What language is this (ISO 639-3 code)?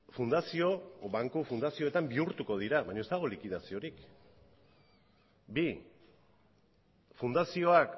eus